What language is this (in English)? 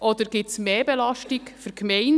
Swiss German